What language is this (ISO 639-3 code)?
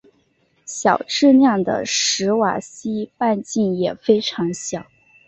zho